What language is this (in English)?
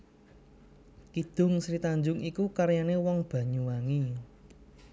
Javanese